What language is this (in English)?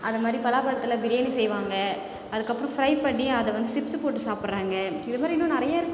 Tamil